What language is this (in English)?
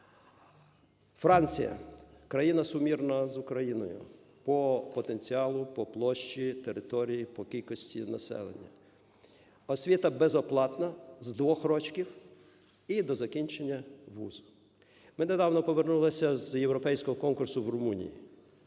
Ukrainian